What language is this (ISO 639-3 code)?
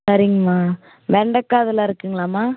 tam